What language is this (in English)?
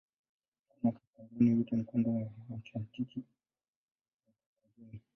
Swahili